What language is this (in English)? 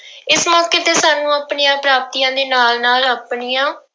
Punjabi